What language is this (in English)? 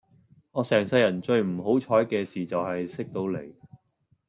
Cantonese